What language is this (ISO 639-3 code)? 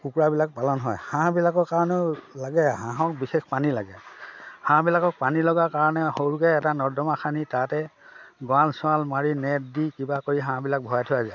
asm